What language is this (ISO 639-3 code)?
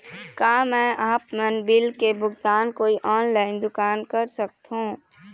hne